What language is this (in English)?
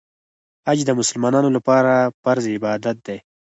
Pashto